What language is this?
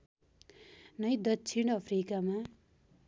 Nepali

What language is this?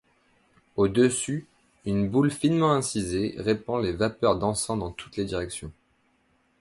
French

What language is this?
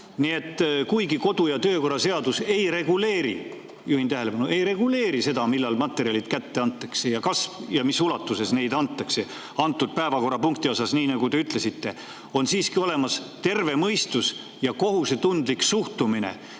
Estonian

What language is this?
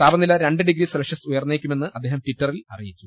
Malayalam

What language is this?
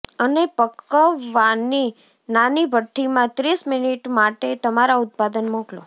Gujarati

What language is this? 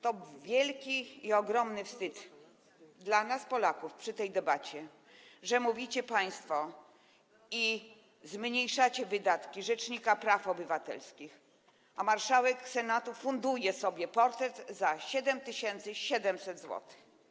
Polish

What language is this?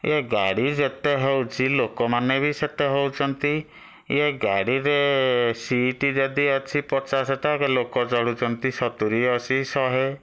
Odia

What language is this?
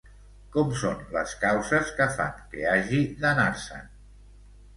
Catalan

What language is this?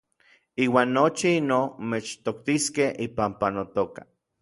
Orizaba Nahuatl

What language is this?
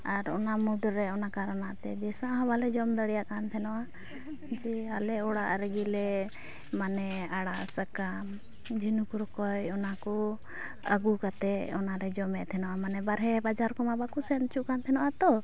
Santali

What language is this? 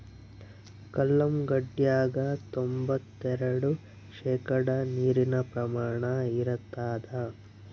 Kannada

